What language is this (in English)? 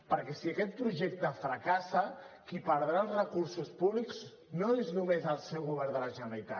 Catalan